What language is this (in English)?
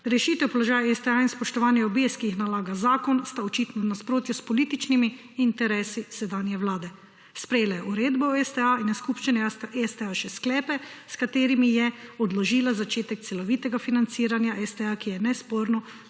Slovenian